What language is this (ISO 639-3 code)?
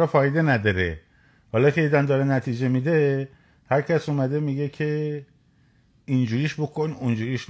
fas